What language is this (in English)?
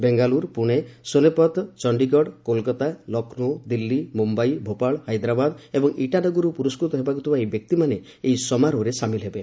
Odia